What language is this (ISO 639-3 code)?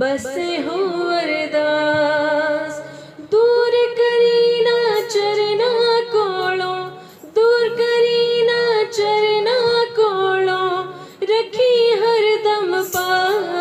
hin